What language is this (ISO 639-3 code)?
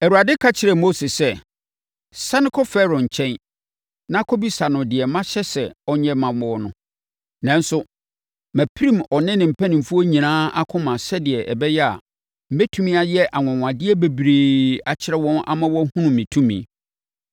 aka